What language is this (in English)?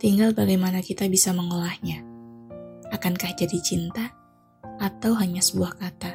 Indonesian